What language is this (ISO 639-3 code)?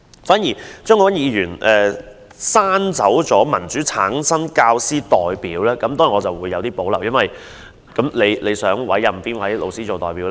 yue